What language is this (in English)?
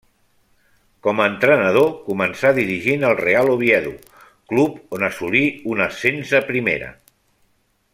Catalan